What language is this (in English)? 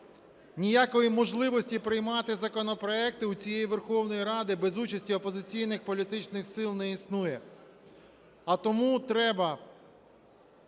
Ukrainian